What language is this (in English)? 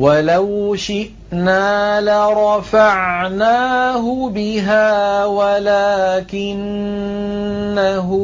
Arabic